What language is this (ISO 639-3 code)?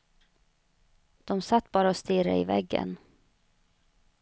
swe